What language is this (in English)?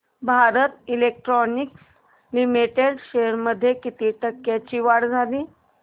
Marathi